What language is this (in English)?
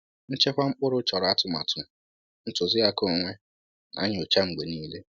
Igbo